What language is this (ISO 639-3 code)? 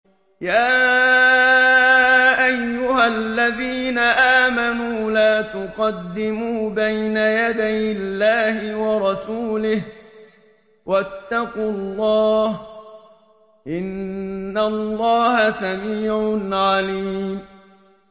ara